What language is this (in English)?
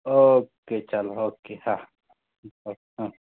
Gujarati